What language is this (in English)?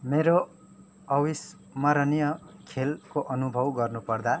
Nepali